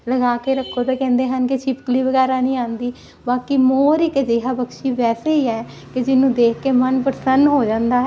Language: Punjabi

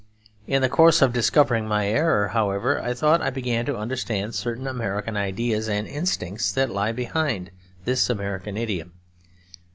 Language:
English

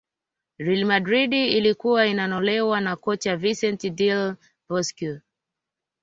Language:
Swahili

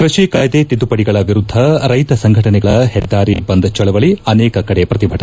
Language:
Kannada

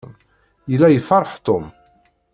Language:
Kabyle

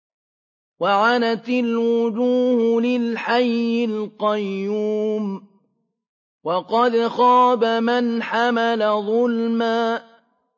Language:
Arabic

